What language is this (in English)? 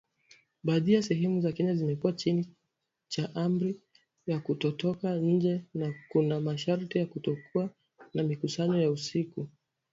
Swahili